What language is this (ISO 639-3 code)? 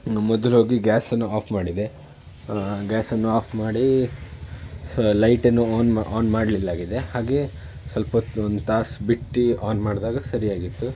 kan